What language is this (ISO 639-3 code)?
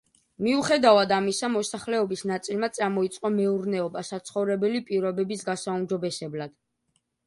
kat